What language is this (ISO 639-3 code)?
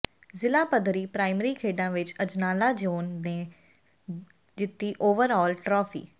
pan